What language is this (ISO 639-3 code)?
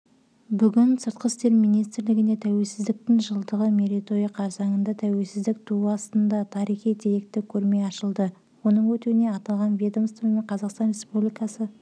kaz